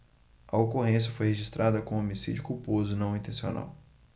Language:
Portuguese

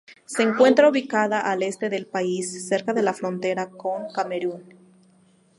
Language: Spanish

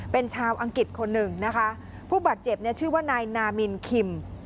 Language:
Thai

